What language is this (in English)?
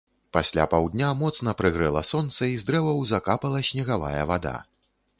Belarusian